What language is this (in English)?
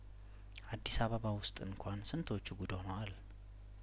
Amharic